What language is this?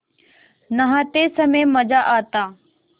Hindi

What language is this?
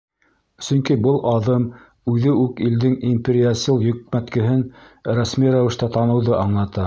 Bashkir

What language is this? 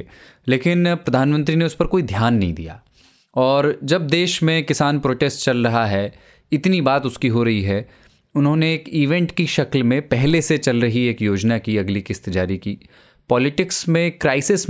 Hindi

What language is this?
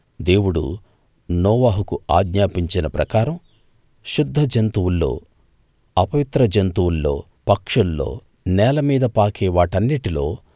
Telugu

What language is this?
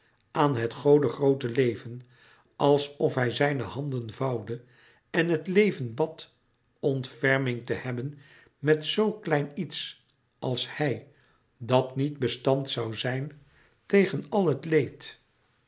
Dutch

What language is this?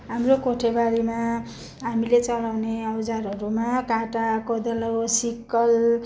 Nepali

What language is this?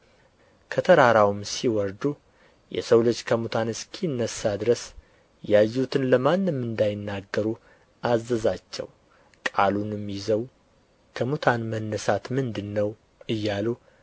Amharic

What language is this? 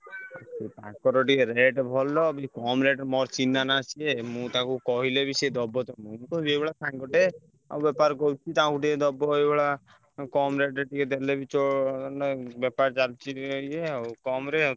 Odia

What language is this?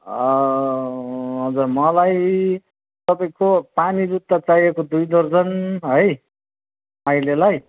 Nepali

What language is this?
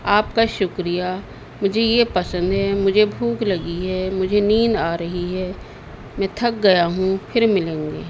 Urdu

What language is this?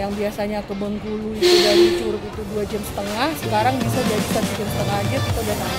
Indonesian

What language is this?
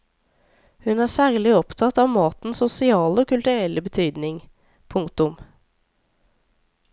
Norwegian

